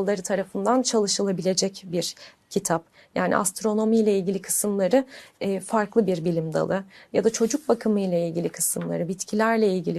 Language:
Turkish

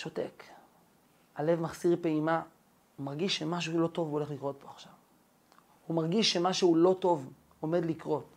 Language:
Hebrew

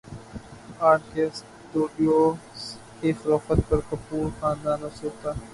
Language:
Urdu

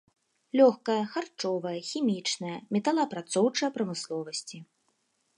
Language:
Belarusian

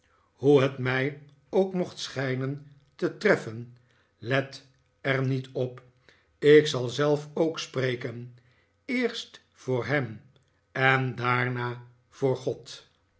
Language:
Dutch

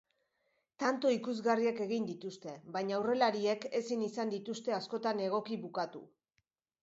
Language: Basque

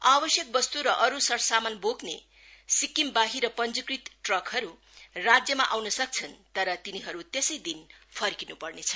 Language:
Nepali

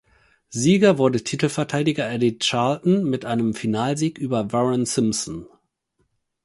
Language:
German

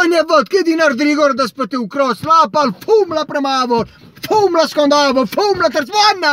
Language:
Italian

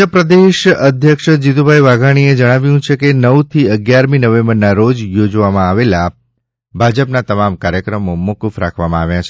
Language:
Gujarati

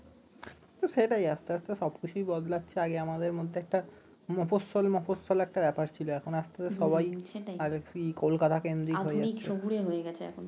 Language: Bangla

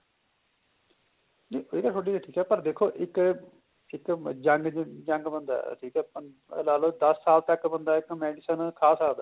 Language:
Punjabi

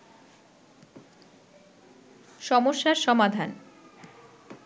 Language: Bangla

